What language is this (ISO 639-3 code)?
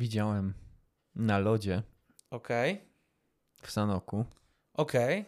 pol